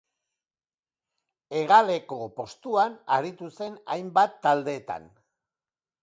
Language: Basque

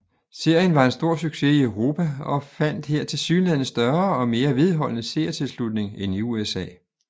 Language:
Danish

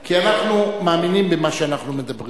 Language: Hebrew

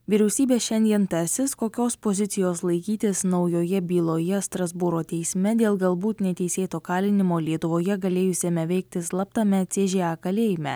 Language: Lithuanian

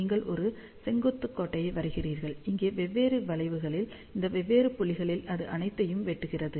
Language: Tamil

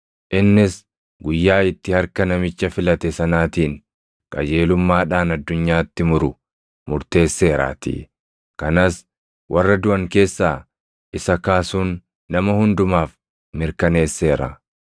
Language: Oromo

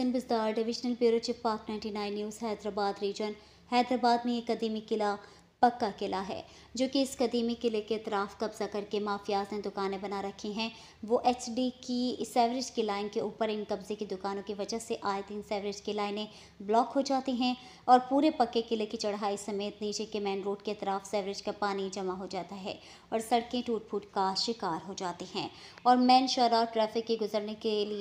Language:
Hindi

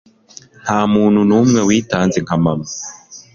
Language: Kinyarwanda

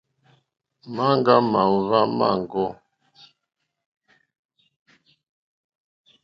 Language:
Mokpwe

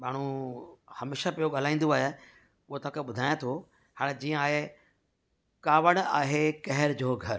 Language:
Sindhi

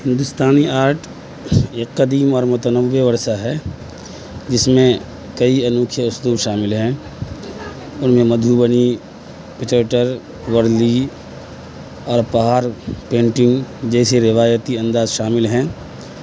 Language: Urdu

